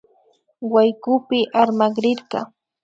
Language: Imbabura Highland Quichua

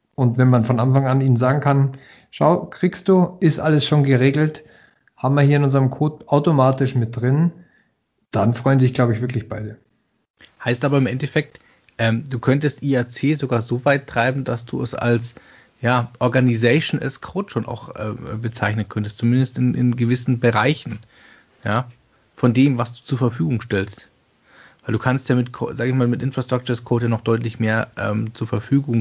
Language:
German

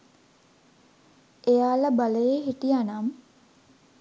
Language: Sinhala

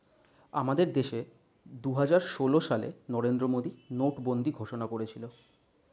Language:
Bangla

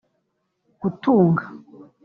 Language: Kinyarwanda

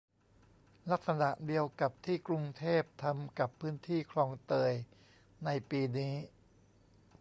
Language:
Thai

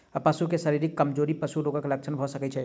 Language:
Maithili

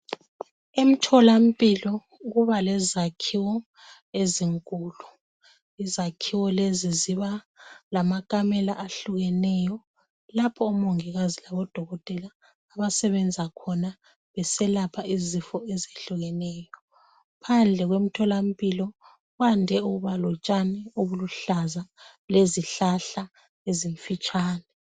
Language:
North Ndebele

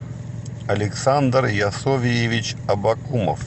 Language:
Russian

